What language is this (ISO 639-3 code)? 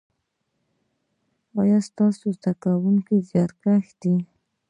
pus